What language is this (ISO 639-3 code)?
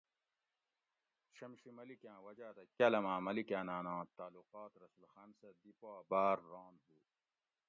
gwc